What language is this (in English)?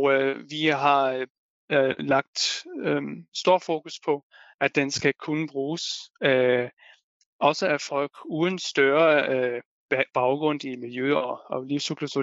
Danish